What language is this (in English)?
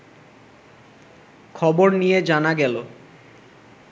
Bangla